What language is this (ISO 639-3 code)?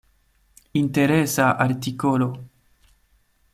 epo